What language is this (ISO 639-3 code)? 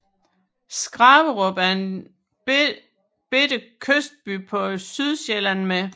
dan